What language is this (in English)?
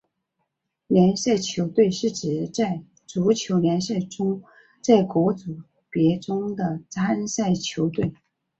Chinese